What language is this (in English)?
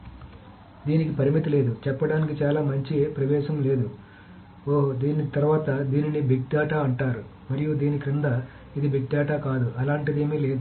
Telugu